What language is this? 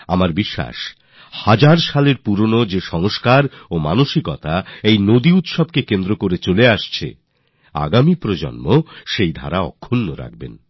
Bangla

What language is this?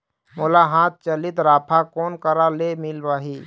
Chhattisgarhi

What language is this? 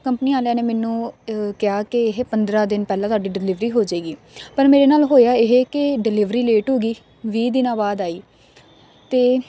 Punjabi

